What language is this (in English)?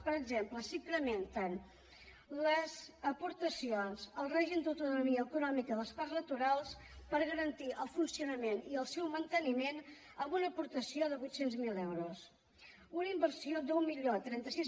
Catalan